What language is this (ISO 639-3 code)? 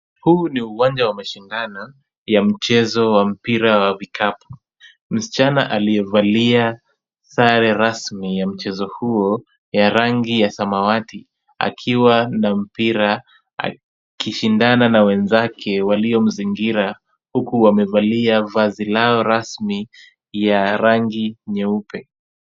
swa